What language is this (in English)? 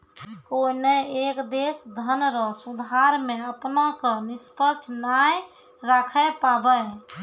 Maithili